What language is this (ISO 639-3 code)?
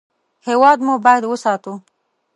pus